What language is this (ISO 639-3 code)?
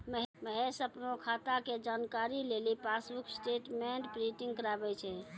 mai